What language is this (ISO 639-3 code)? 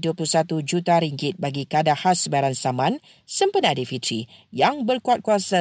msa